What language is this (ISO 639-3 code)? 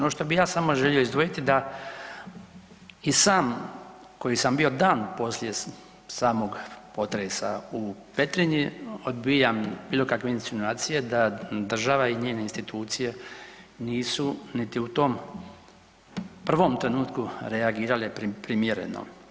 hrv